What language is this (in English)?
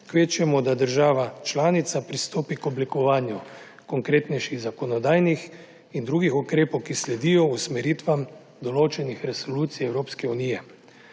Slovenian